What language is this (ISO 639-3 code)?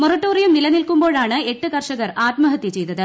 mal